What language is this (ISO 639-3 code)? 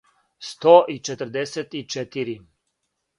srp